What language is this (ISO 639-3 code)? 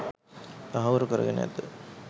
sin